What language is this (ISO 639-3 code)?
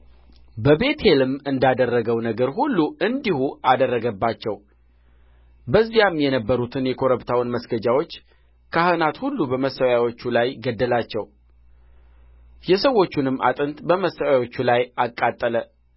amh